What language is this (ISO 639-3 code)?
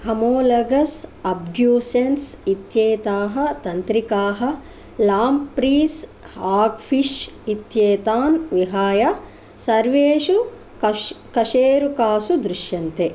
san